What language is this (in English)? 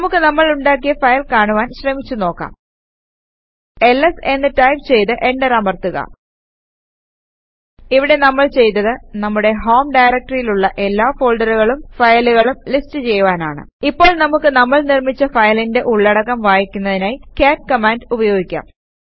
Malayalam